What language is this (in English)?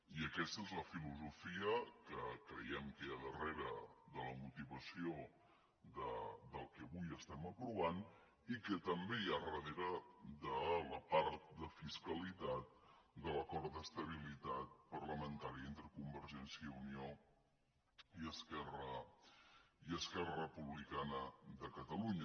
Catalan